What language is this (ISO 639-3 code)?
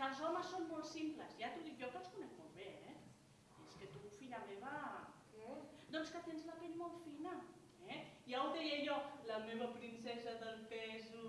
cat